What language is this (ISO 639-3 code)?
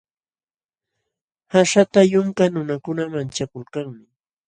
qxw